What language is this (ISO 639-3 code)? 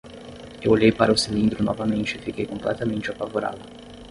por